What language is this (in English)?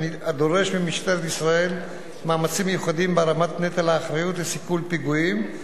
Hebrew